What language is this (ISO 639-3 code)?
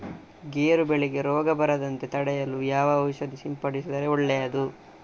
kan